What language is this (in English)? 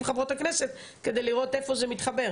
Hebrew